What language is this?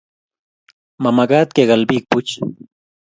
Kalenjin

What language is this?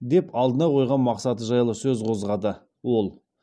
Kazakh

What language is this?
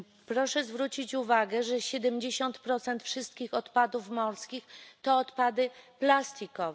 Polish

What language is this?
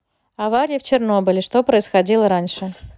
Russian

